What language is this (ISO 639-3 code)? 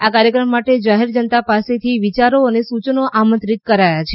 guj